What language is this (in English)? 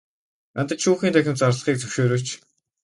Mongolian